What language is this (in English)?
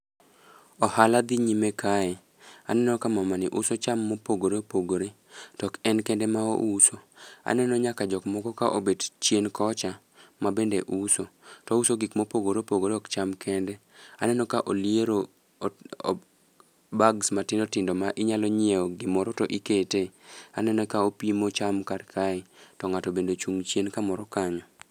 Luo (Kenya and Tanzania)